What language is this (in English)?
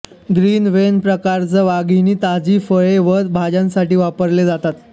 Marathi